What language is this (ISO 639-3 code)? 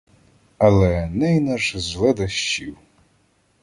ukr